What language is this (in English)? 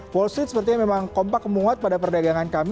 Indonesian